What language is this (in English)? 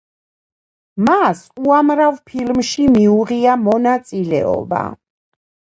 Georgian